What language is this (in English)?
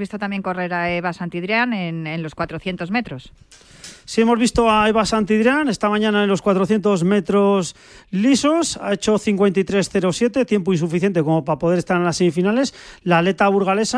Spanish